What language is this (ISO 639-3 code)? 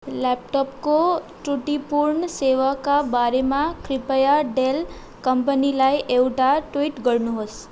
nep